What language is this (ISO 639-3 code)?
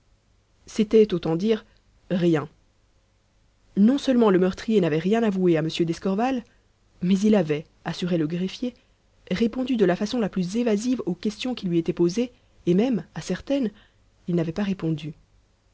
fra